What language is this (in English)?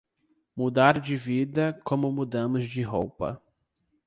Portuguese